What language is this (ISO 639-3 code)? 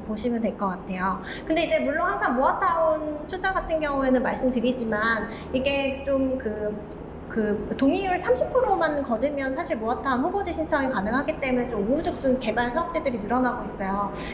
kor